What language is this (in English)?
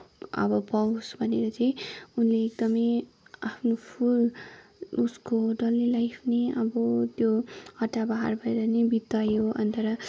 Nepali